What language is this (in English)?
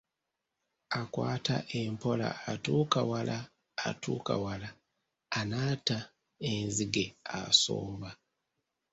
Ganda